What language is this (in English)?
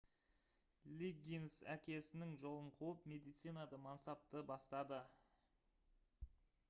Kazakh